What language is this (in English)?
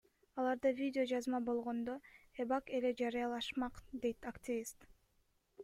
Kyrgyz